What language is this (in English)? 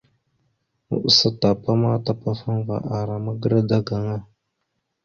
Mada (Cameroon)